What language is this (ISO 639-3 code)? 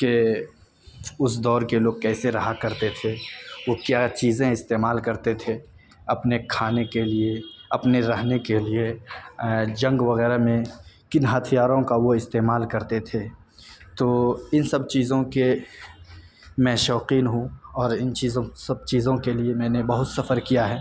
urd